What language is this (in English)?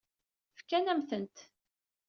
Kabyle